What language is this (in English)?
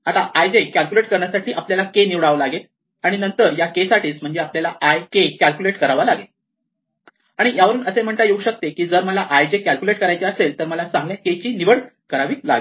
Marathi